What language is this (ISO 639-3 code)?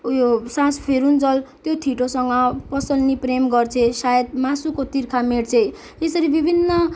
nep